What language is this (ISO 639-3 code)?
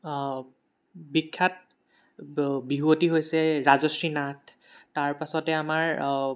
asm